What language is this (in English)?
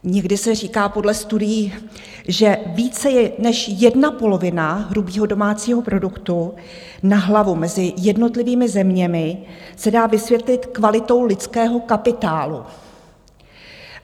Czech